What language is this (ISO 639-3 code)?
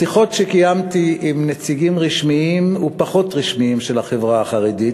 heb